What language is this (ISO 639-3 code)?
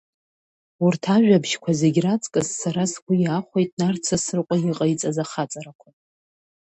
abk